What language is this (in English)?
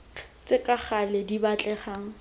Tswana